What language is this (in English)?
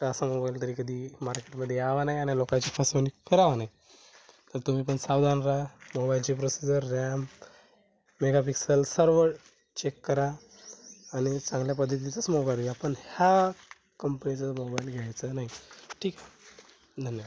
Marathi